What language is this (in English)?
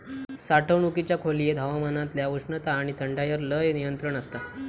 Marathi